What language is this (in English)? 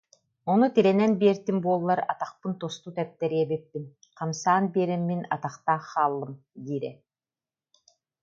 Yakut